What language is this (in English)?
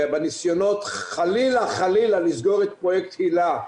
Hebrew